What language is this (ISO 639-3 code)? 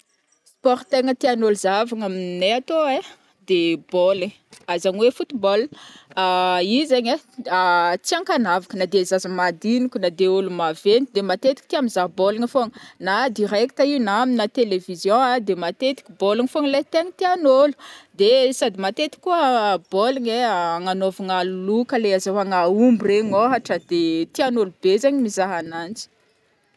bmm